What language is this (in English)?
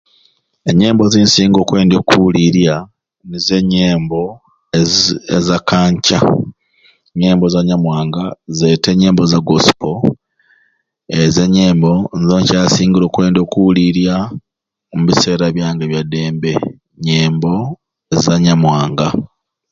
Ruuli